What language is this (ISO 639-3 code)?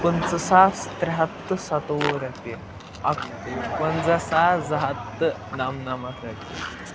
kas